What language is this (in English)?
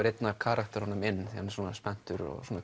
Icelandic